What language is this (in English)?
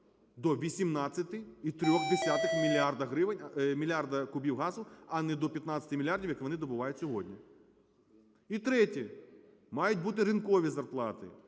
Ukrainian